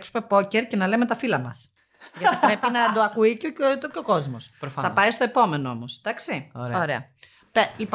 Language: Greek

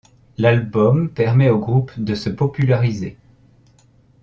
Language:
French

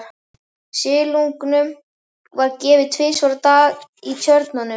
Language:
Icelandic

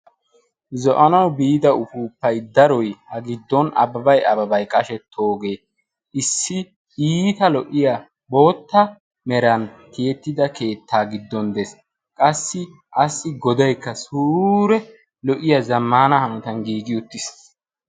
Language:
Wolaytta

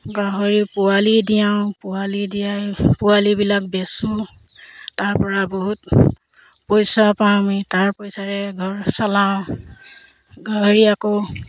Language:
Assamese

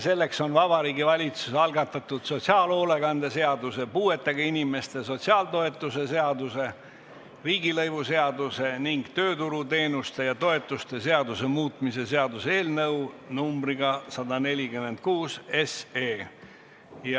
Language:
Estonian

